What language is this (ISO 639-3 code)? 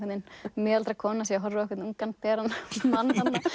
isl